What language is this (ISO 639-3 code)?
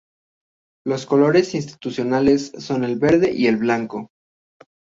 spa